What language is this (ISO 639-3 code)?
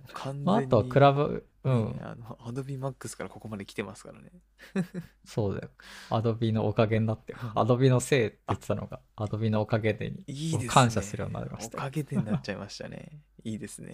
jpn